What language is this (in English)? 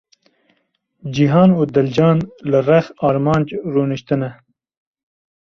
Kurdish